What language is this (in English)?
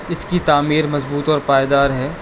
Urdu